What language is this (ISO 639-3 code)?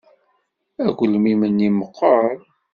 kab